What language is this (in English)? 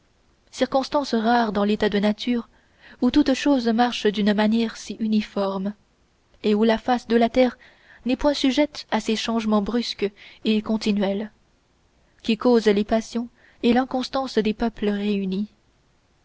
French